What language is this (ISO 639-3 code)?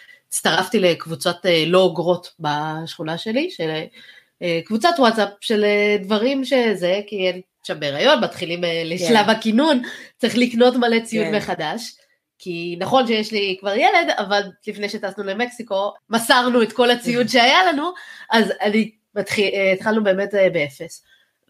heb